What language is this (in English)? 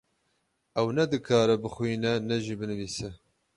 Kurdish